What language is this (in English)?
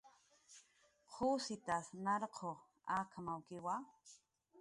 Jaqaru